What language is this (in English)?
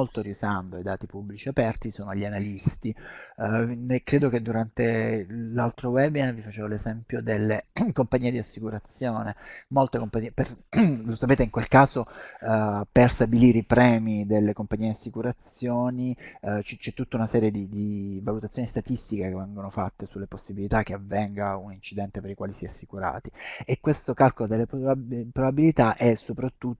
Italian